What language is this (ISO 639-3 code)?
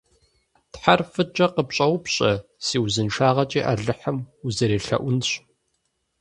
kbd